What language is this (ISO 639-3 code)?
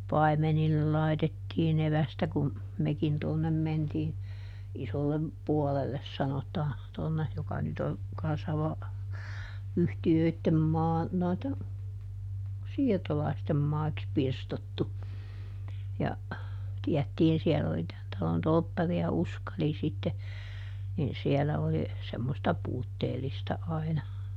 fin